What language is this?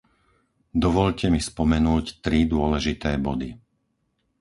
Slovak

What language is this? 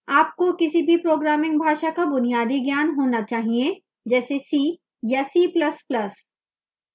Hindi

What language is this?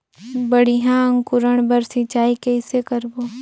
Chhattisgarhi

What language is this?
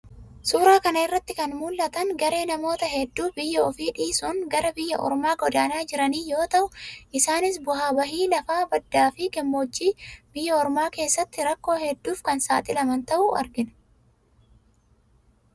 Oromo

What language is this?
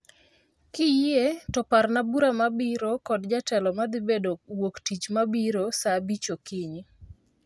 Luo (Kenya and Tanzania)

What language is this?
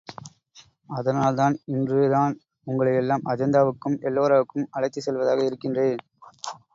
Tamil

